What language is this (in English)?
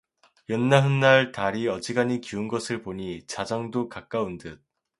Korean